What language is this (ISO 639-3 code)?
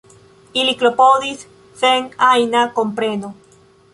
epo